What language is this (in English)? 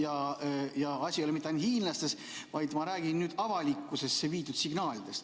Estonian